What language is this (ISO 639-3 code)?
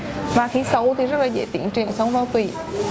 vie